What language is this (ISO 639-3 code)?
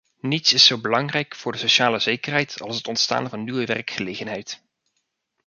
nld